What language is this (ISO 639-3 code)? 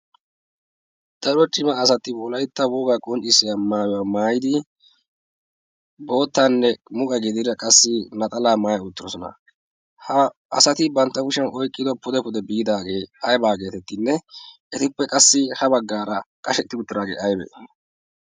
wal